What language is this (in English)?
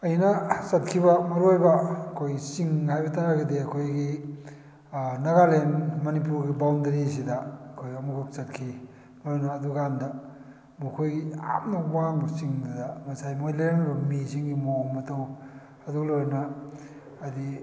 Manipuri